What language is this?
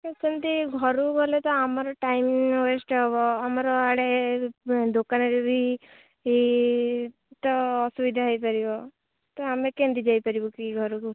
Odia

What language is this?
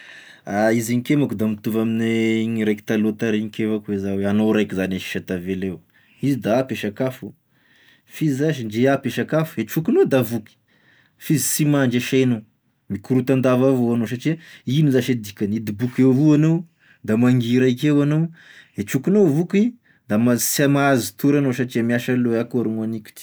Tesaka Malagasy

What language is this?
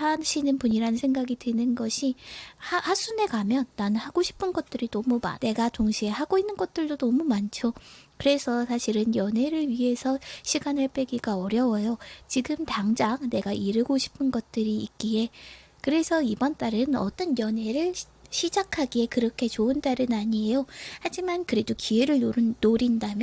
Korean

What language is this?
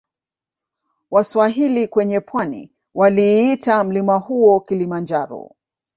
Swahili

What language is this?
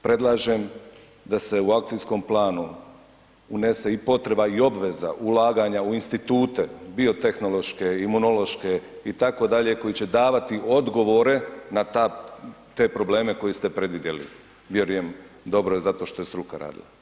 Croatian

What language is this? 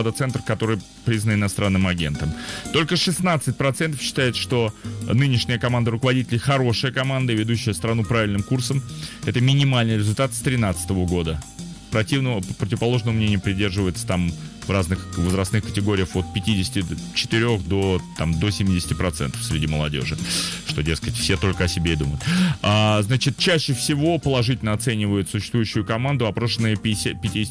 Russian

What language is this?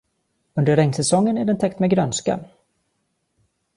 Swedish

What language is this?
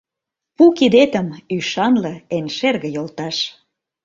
Mari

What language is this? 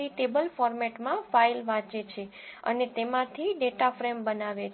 Gujarati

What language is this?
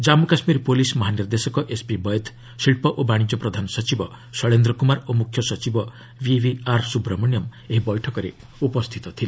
Odia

